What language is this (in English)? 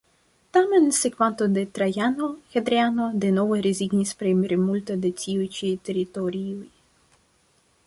Esperanto